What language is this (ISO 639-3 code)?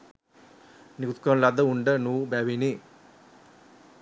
sin